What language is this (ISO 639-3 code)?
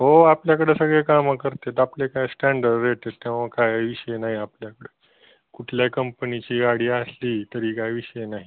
mar